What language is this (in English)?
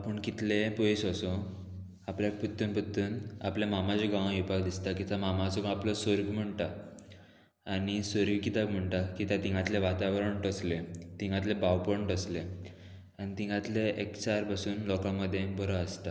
Konkani